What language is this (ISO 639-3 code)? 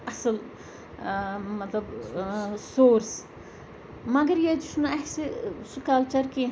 kas